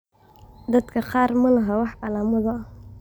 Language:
Somali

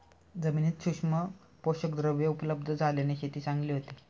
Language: Marathi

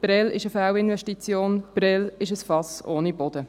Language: Swiss German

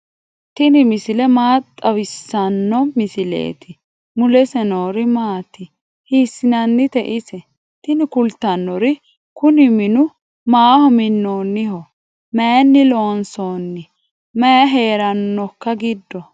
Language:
Sidamo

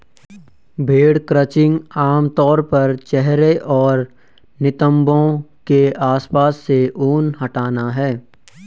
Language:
Hindi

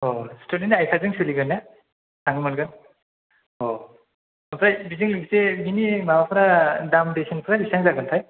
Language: Bodo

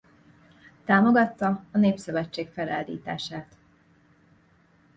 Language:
Hungarian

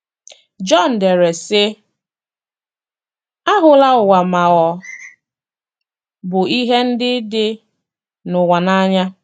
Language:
Igbo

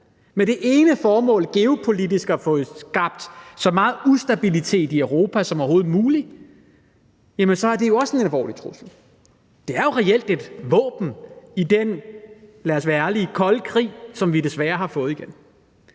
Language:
Danish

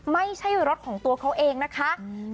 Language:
Thai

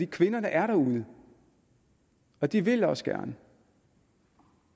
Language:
Danish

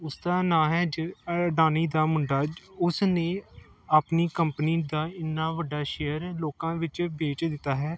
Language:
Punjabi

